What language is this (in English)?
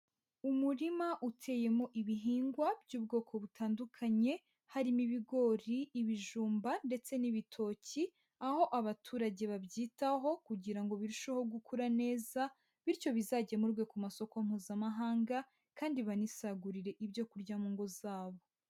Kinyarwanda